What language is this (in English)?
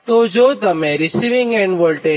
Gujarati